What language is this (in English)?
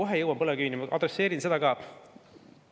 Estonian